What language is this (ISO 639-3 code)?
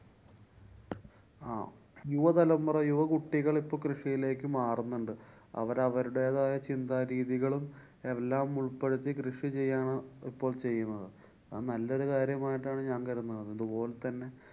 mal